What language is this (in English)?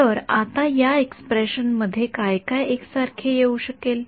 Marathi